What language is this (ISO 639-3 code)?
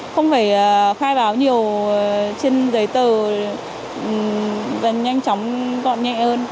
vie